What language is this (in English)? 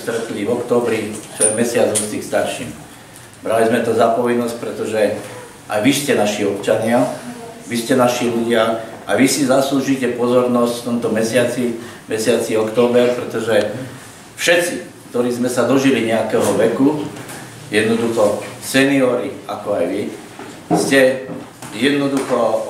Polish